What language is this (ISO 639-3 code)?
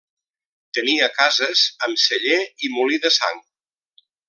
cat